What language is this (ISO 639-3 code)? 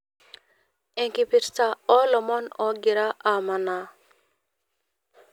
mas